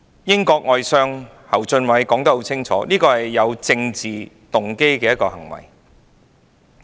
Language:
Cantonese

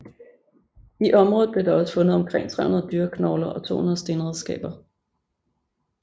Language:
Danish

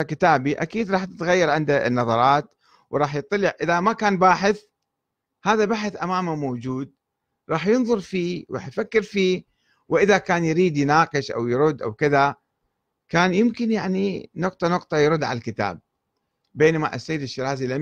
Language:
Arabic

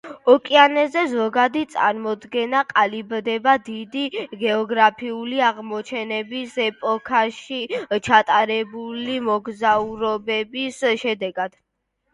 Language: Georgian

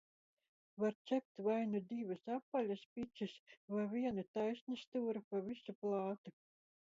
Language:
Latvian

